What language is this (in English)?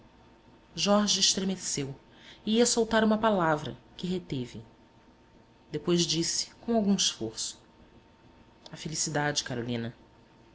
Portuguese